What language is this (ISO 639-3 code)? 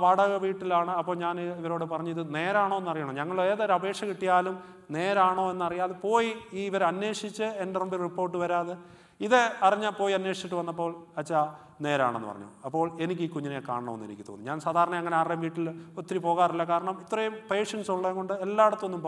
ara